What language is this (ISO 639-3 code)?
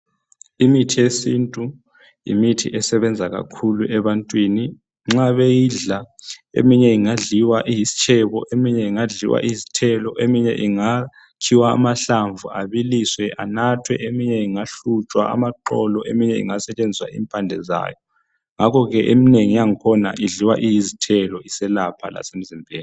nde